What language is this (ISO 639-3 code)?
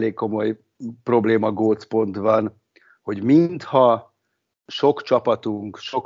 hun